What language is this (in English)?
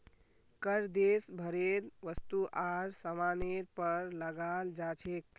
Magahi